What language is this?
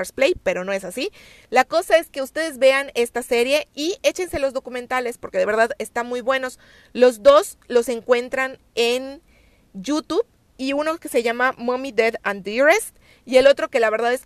Spanish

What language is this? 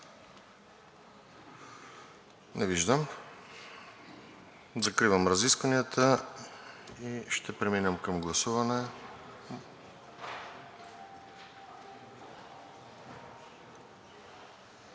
Bulgarian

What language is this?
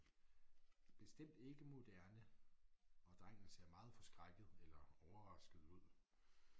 Danish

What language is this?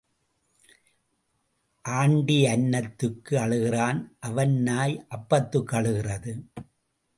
Tamil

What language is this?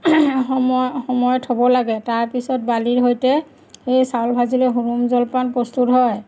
Assamese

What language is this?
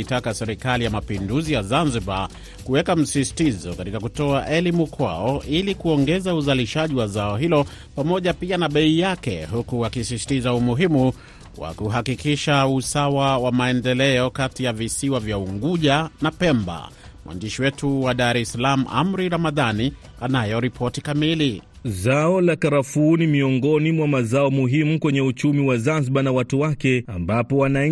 Swahili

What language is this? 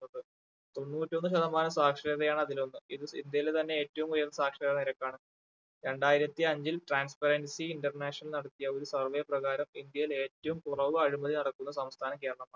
Malayalam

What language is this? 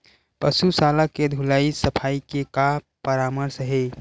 Chhattisgarhi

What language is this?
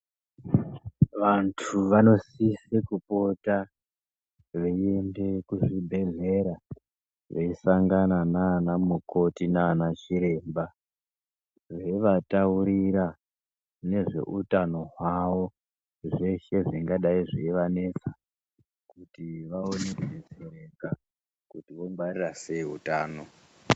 Ndau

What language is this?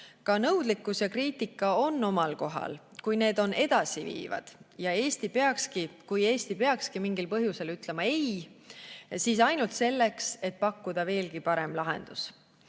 Estonian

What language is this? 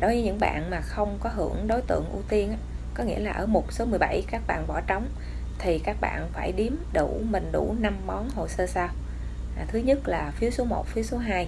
Vietnamese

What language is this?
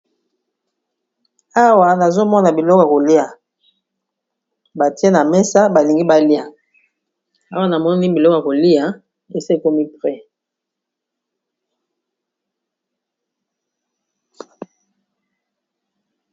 Lingala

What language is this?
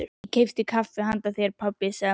Icelandic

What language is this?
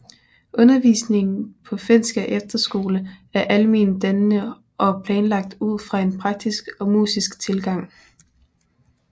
Danish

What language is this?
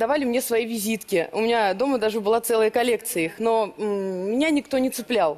Russian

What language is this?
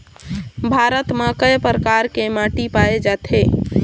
Chhattisgarhi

